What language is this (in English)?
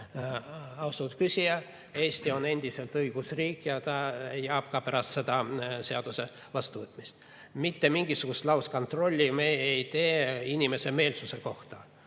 Estonian